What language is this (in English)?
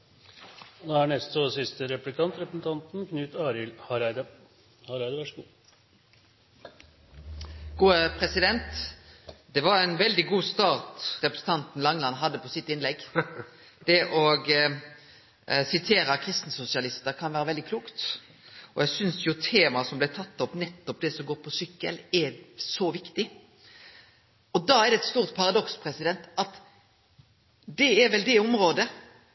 Norwegian Nynorsk